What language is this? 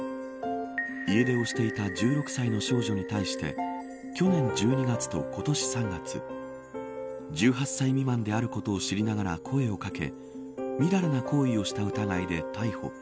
Japanese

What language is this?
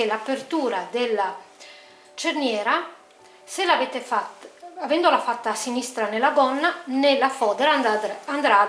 Italian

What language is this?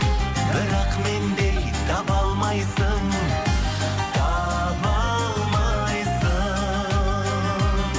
Kazakh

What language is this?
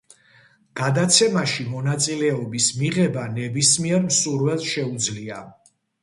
Georgian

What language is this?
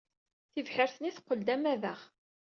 Kabyle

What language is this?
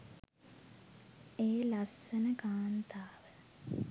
Sinhala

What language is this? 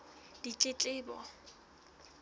Southern Sotho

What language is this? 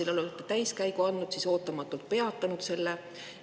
Estonian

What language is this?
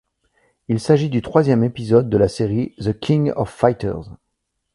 French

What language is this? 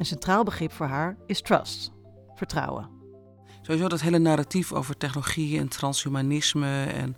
Dutch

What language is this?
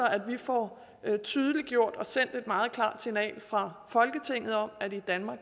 Danish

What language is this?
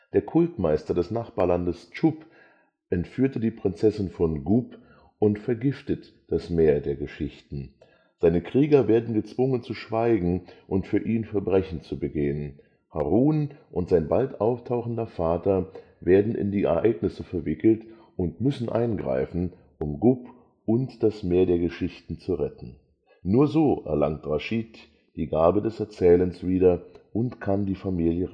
German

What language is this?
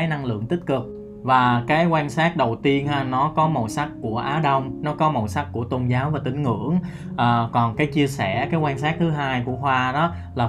Vietnamese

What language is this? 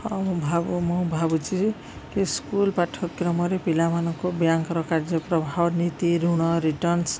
Odia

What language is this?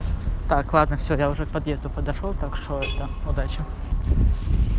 Russian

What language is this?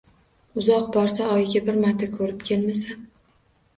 Uzbek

